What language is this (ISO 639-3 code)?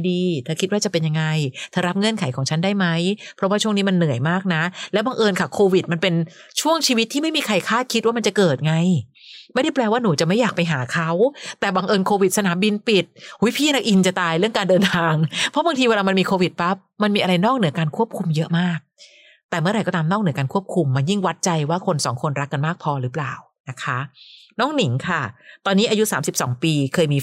tha